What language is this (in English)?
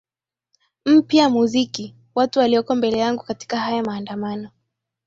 Swahili